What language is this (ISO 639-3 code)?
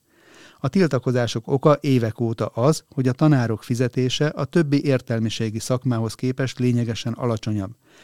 hun